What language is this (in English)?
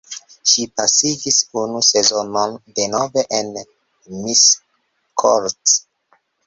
Esperanto